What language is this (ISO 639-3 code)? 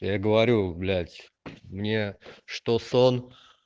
rus